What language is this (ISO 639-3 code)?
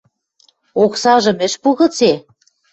mrj